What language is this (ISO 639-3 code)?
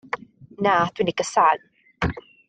cym